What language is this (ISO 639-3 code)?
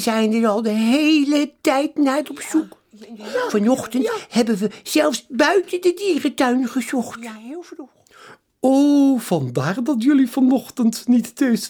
nld